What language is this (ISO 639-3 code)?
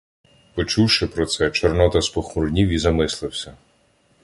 ukr